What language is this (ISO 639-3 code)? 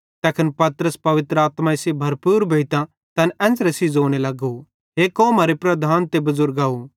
bhd